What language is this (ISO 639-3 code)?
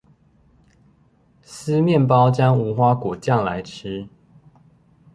zho